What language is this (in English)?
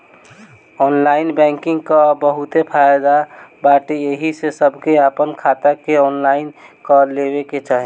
Bhojpuri